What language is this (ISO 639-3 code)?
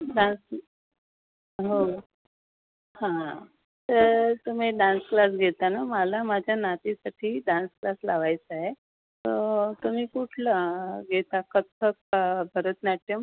mar